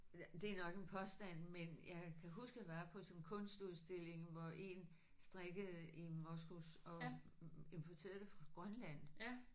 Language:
Danish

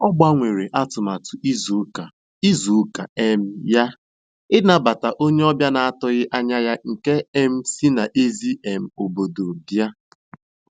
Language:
Igbo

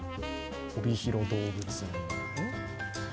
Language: Japanese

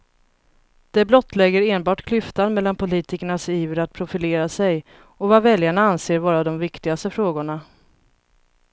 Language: Swedish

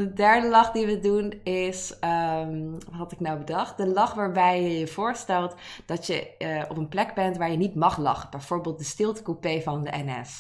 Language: Dutch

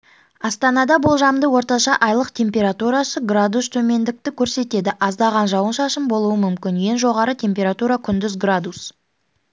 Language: Kazakh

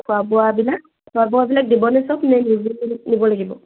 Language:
Assamese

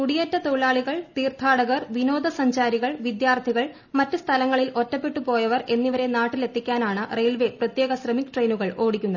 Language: Malayalam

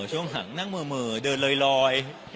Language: Thai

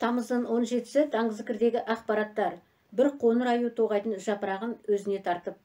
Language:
Turkish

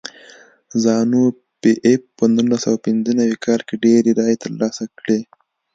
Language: Pashto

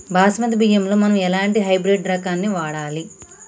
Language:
Telugu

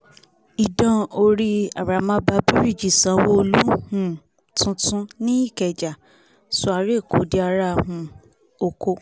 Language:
Yoruba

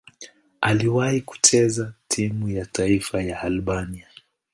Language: Swahili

